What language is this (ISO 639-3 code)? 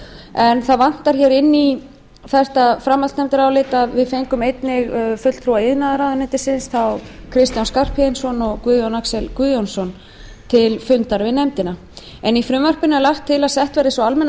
isl